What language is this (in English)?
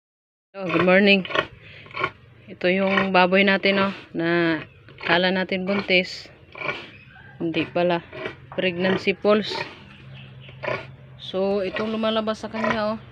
Filipino